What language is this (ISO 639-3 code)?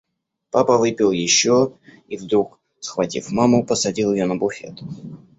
rus